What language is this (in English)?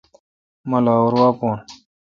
Kalkoti